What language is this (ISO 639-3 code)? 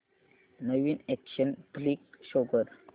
mar